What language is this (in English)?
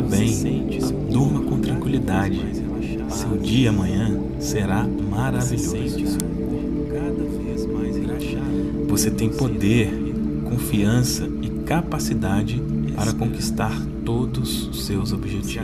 Portuguese